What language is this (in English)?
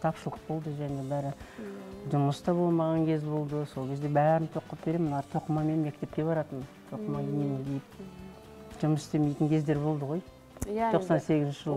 Russian